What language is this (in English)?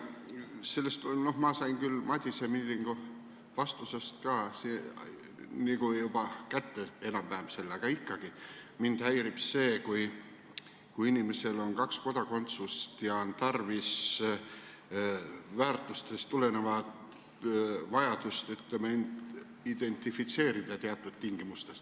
Estonian